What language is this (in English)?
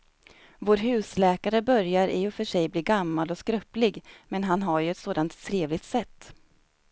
Swedish